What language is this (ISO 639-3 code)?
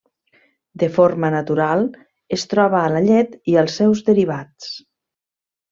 cat